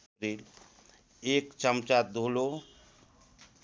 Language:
Nepali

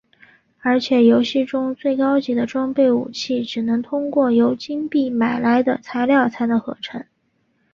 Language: Chinese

